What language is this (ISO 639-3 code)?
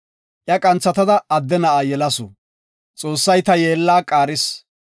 gof